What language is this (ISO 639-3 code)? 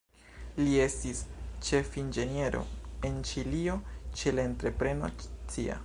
epo